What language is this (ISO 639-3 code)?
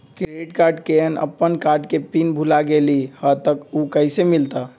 mag